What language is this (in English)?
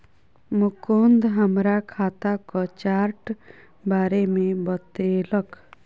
Maithili